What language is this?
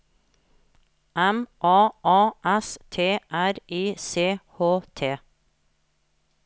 Norwegian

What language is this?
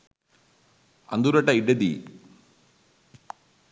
Sinhala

